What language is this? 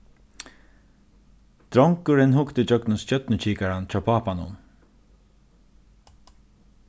Faroese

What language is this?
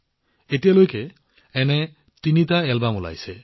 Assamese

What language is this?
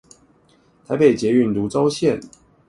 Chinese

